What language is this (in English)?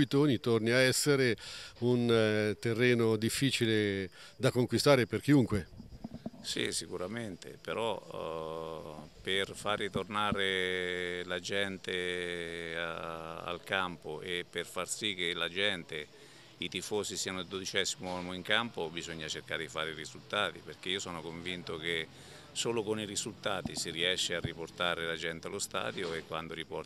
Italian